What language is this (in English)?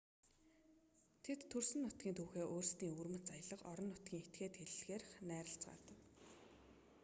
Mongolian